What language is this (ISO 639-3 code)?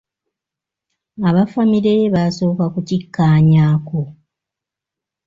lug